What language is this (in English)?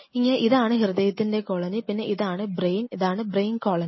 Malayalam